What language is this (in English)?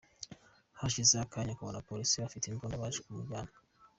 Kinyarwanda